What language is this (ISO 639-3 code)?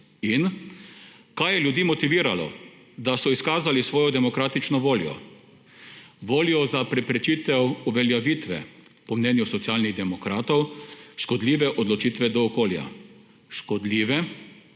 slv